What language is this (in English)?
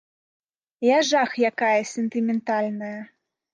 Belarusian